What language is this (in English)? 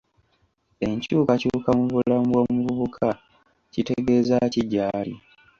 Ganda